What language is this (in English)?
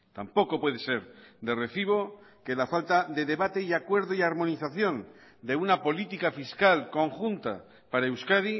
Spanish